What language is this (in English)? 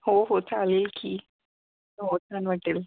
Marathi